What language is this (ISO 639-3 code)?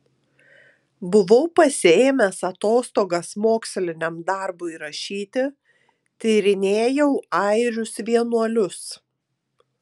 lit